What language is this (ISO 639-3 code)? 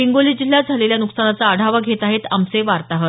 mar